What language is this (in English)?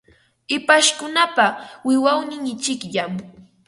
Ambo-Pasco Quechua